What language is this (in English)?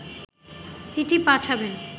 Bangla